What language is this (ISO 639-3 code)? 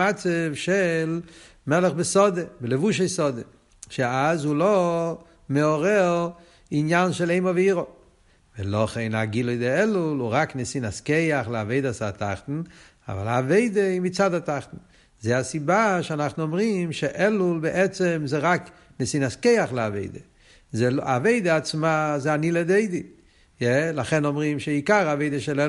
heb